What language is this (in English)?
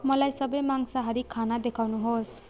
Nepali